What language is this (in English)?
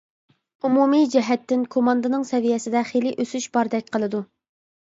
Uyghur